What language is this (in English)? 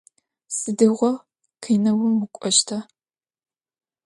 Adyghe